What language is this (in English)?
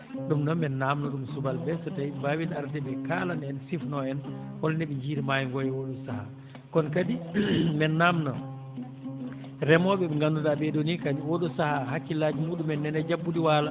Fula